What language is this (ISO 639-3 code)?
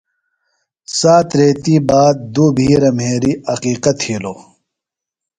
phl